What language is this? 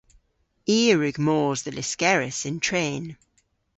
Cornish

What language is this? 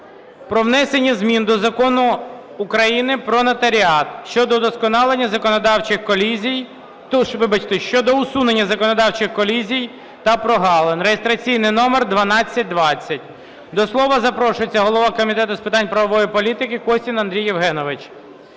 Ukrainian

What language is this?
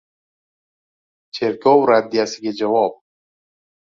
Uzbek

